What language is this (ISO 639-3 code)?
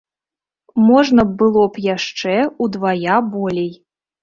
bel